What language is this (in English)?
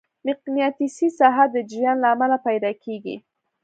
Pashto